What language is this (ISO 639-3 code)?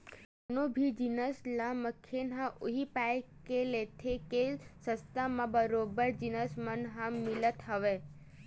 hne